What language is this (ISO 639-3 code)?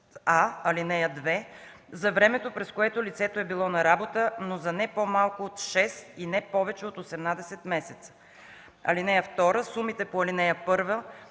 bul